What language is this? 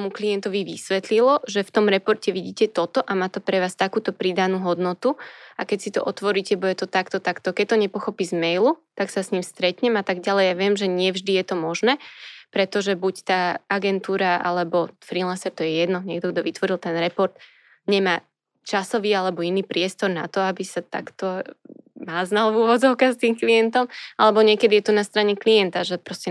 Slovak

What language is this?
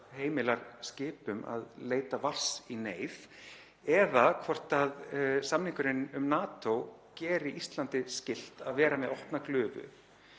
Icelandic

